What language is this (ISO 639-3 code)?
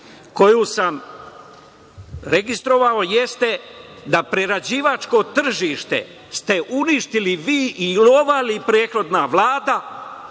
srp